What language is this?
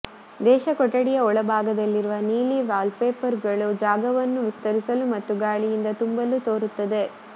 Kannada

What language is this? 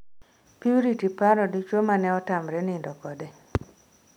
Luo (Kenya and Tanzania)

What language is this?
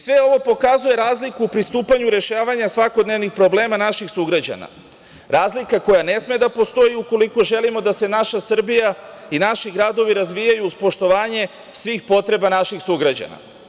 Serbian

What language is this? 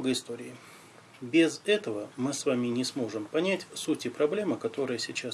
Russian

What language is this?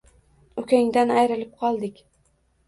Uzbek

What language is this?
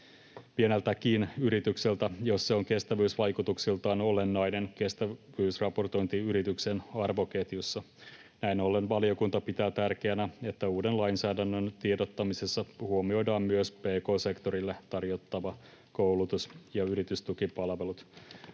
Finnish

